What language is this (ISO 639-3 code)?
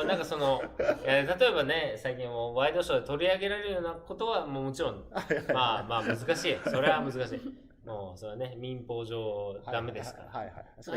jpn